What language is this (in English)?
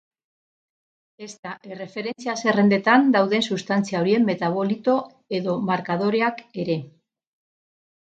Basque